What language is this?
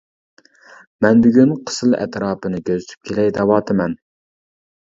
Uyghur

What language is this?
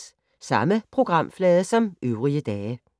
Danish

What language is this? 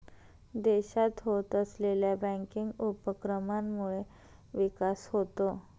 Marathi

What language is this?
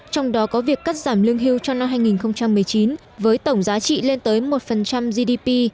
Vietnamese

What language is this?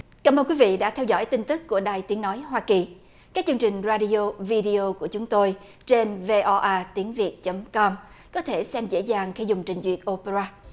Vietnamese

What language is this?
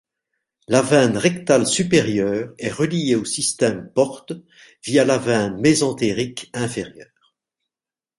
French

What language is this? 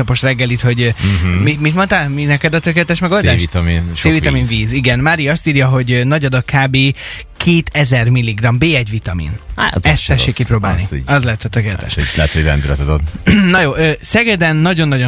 Hungarian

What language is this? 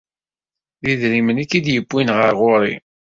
Kabyle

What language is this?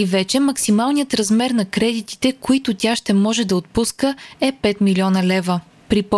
Bulgarian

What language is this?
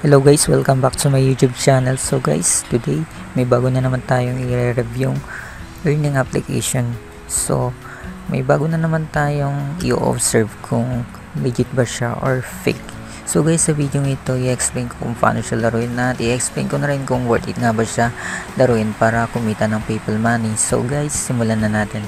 Filipino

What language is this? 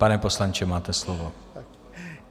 Czech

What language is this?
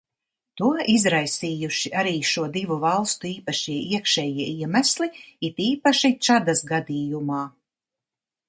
Latvian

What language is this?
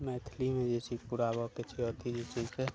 Maithili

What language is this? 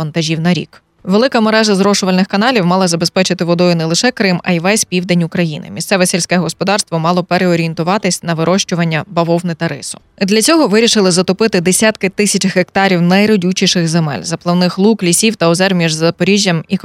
Ukrainian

